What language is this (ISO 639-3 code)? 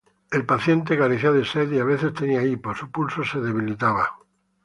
spa